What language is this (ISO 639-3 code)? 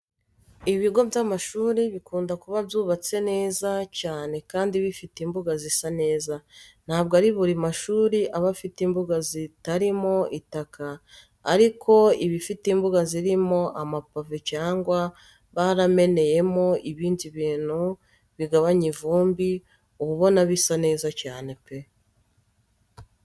kin